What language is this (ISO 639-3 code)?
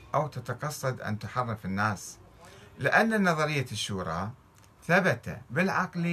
ara